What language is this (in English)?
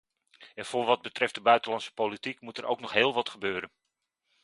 Dutch